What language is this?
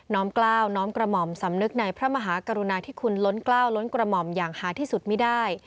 Thai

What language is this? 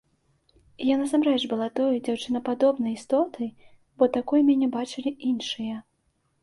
Belarusian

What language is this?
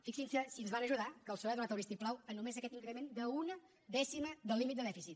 Catalan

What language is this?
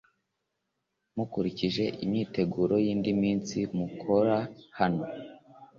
Kinyarwanda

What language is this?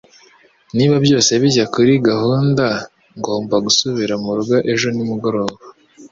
Kinyarwanda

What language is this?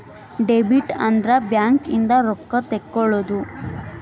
Kannada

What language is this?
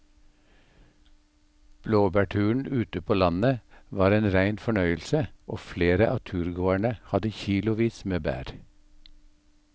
Norwegian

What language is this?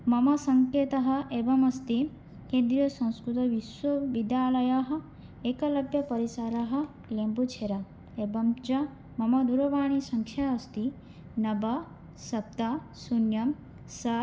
Sanskrit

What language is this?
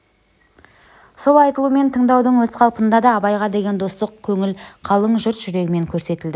Kazakh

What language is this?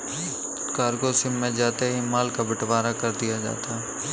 Hindi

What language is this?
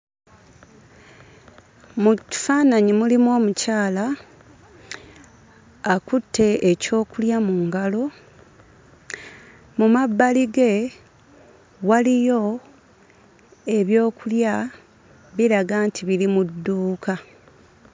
Ganda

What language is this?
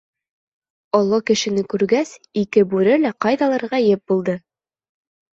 Bashkir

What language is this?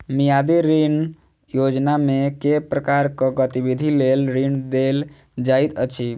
Maithili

